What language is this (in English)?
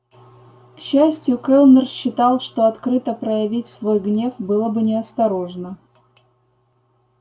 Russian